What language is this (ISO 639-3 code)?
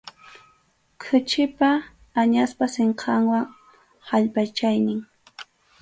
qxu